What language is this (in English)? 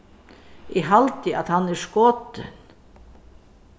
Faroese